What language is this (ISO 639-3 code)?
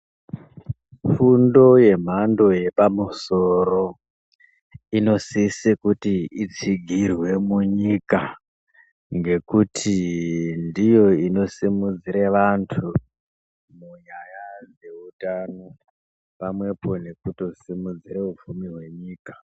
ndc